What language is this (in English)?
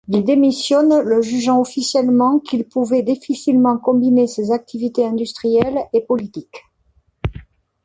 French